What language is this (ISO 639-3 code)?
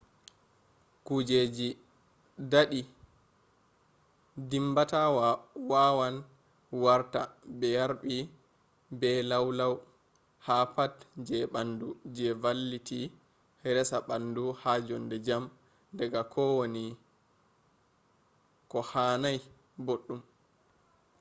ful